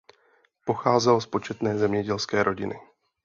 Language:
Czech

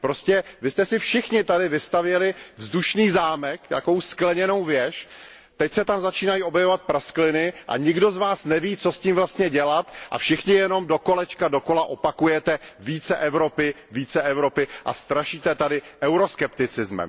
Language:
Czech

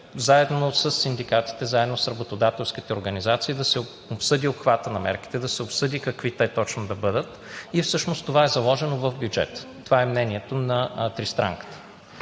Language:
Bulgarian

